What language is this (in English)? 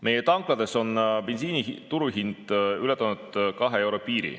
Estonian